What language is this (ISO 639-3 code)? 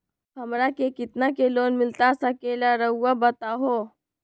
mag